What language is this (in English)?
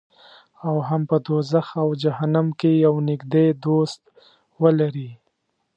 Pashto